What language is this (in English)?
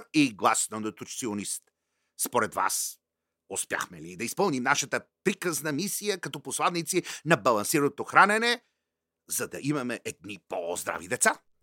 Bulgarian